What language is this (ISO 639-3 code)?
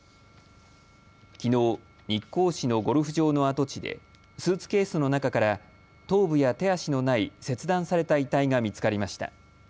jpn